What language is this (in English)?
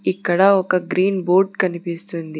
Telugu